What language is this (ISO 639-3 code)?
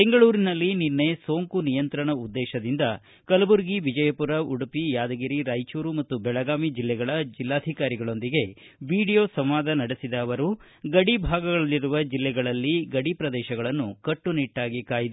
kan